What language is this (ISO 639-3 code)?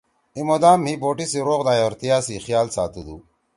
trw